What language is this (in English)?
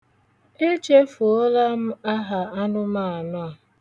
Igbo